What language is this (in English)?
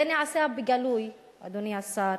Hebrew